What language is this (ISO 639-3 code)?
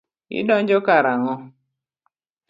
luo